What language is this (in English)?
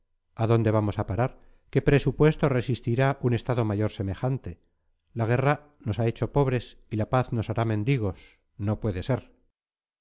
Spanish